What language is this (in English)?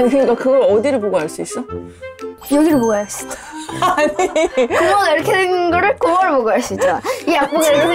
Korean